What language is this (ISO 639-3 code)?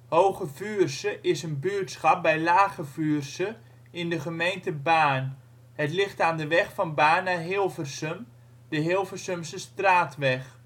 nld